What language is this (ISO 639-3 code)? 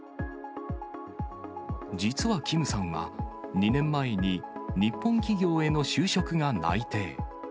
jpn